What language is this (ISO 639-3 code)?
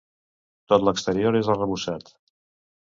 cat